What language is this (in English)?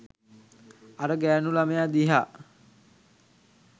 Sinhala